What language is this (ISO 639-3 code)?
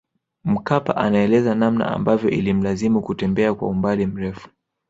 swa